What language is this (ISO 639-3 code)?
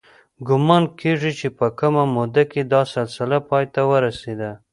pus